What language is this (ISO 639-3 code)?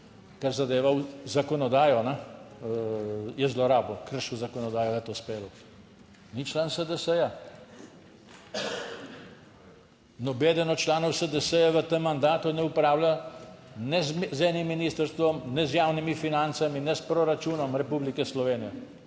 slv